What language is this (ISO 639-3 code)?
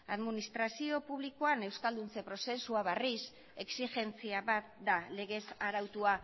eus